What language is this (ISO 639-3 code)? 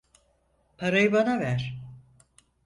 tur